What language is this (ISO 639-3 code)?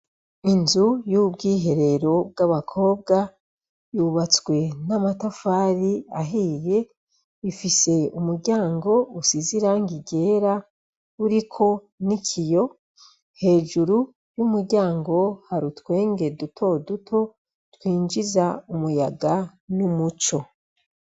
run